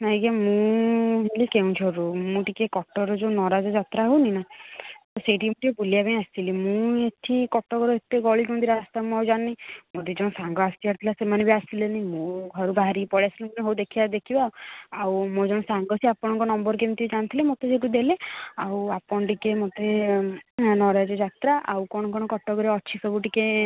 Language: Odia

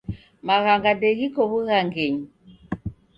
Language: Taita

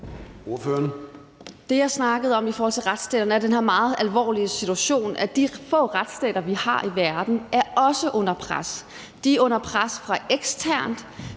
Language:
Danish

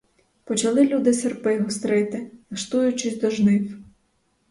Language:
Ukrainian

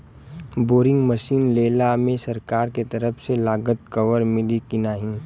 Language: Bhojpuri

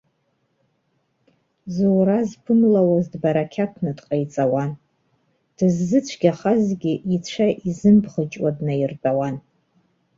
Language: Abkhazian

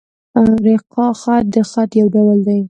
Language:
Pashto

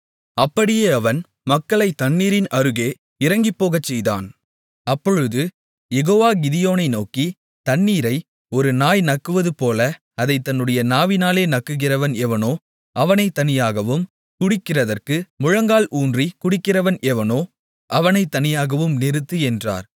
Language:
Tamil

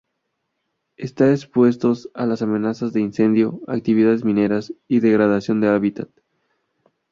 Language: Spanish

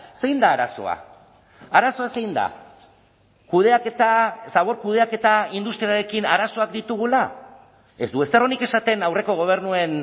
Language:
Basque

